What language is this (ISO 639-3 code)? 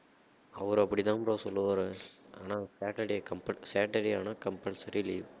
tam